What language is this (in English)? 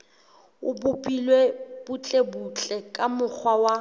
Southern Sotho